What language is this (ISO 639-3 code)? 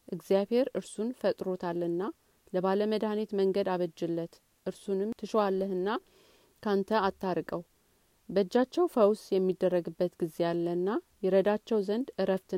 amh